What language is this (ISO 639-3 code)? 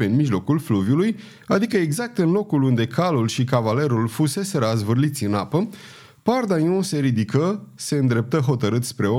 ron